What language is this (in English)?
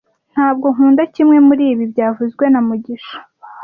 Kinyarwanda